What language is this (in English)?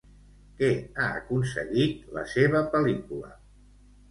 Catalan